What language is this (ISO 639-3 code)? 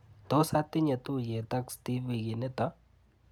kln